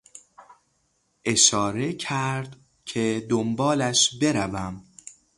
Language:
Persian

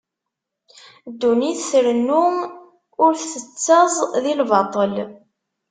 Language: Kabyle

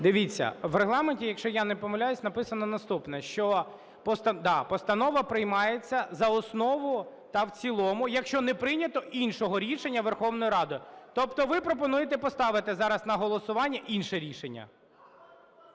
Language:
Ukrainian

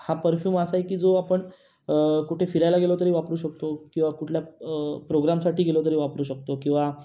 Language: Marathi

